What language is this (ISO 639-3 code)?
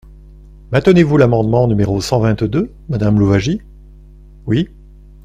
fra